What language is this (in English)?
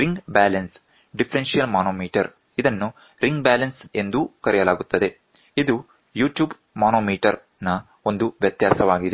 Kannada